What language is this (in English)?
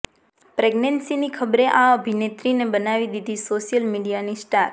Gujarati